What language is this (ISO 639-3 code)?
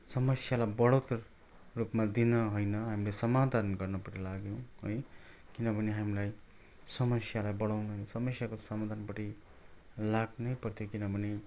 nep